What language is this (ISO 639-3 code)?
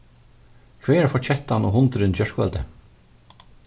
fao